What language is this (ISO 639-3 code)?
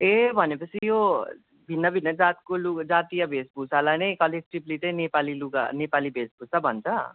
nep